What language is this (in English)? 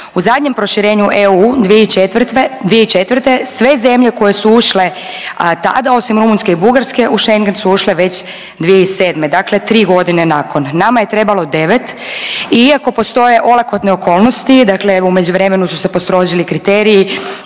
Croatian